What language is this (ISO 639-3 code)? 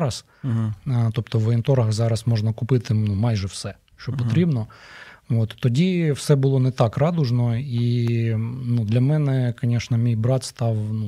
ukr